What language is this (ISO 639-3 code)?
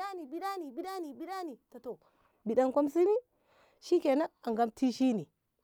nbh